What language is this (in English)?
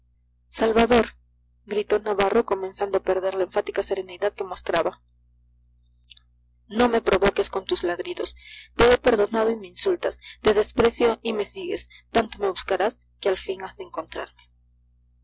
Spanish